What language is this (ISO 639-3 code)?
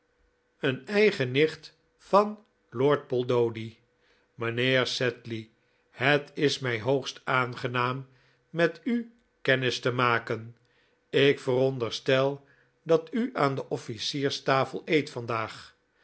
nld